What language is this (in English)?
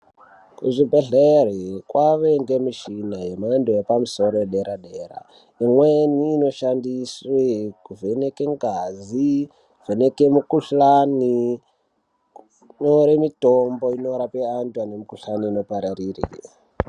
Ndau